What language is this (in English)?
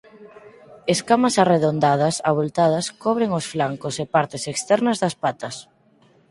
Galician